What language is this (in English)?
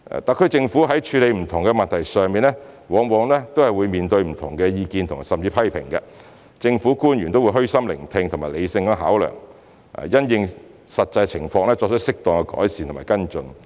Cantonese